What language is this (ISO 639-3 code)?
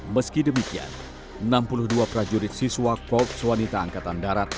ind